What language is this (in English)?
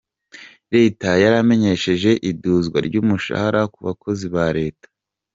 Kinyarwanda